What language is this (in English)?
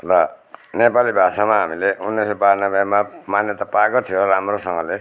Nepali